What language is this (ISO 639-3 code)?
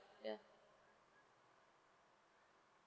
eng